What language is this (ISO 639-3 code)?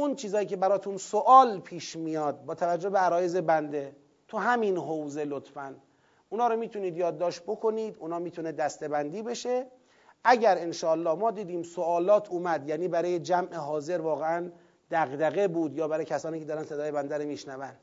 fas